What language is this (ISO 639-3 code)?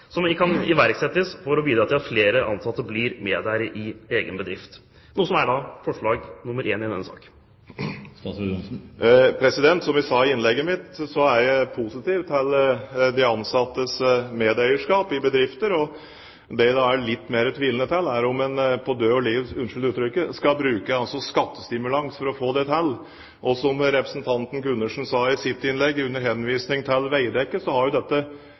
nob